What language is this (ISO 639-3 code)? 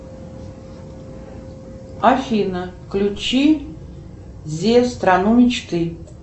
rus